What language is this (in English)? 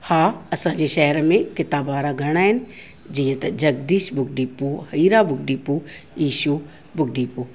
Sindhi